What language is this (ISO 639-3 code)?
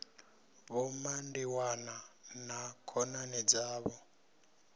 ven